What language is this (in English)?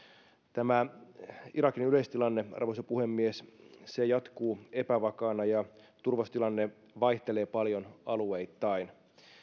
Finnish